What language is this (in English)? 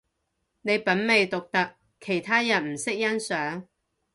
Cantonese